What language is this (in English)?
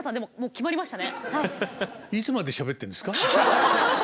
Japanese